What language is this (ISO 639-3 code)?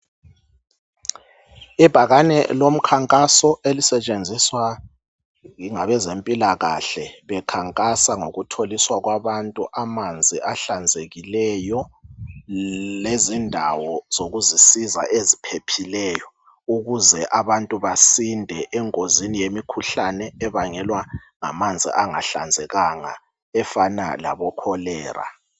nde